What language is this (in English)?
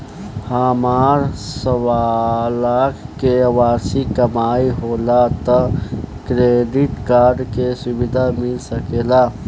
Bhojpuri